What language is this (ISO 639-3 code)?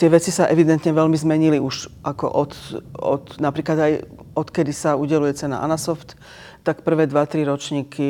slk